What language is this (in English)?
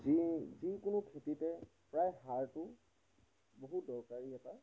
Assamese